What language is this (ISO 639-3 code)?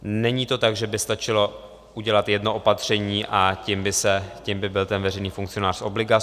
ces